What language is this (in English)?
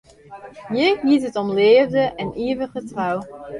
Western Frisian